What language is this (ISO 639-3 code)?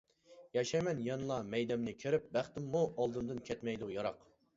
uig